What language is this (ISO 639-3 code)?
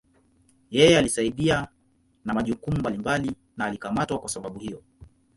swa